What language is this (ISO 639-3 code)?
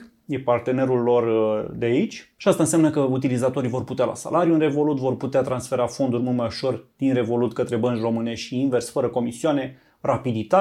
ron